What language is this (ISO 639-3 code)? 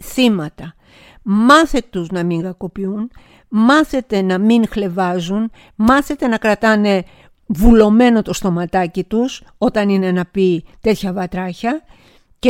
ell